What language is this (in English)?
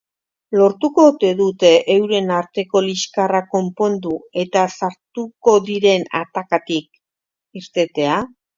Basque